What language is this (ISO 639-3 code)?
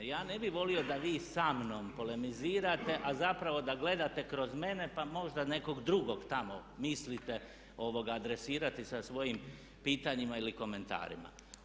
hrv